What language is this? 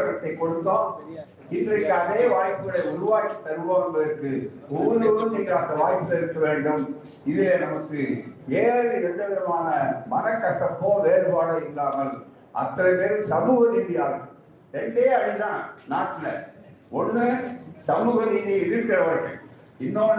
Tamil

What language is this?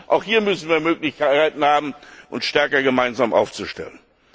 German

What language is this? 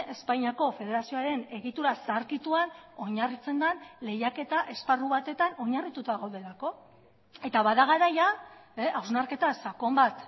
Basque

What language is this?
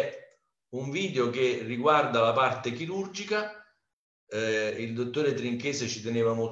Italian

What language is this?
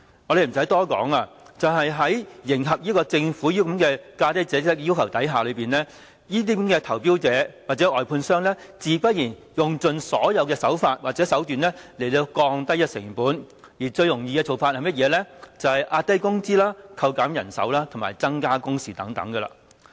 Cantonese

